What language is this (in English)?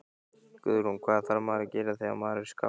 Icelandic